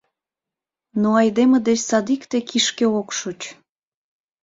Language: Mari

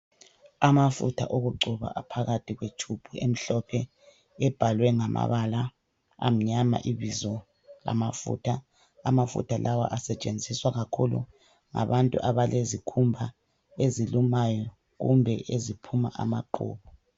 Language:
North Ndebele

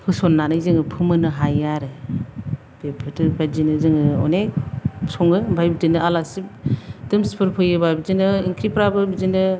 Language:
Bodo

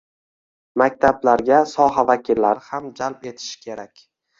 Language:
Uzbek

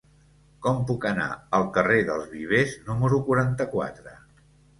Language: Catalan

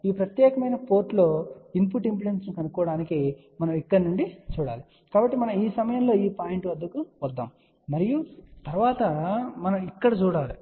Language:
Telugu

